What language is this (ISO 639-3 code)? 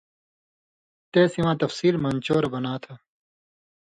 mvy